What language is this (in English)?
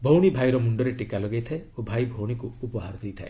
Odia